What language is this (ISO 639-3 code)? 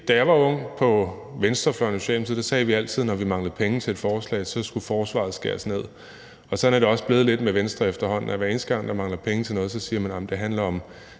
dan